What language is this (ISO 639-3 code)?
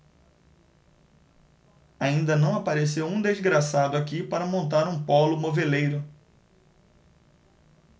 por